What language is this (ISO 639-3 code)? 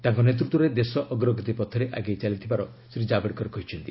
ori